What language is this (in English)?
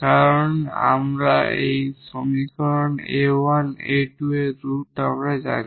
Bangla